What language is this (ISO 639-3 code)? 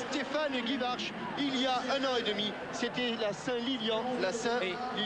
fra